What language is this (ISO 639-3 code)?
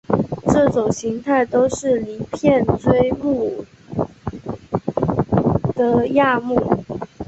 zho